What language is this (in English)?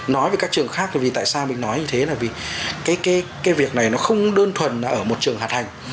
Vietnamese